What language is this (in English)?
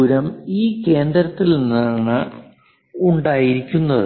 Malayalam